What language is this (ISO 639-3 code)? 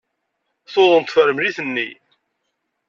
kab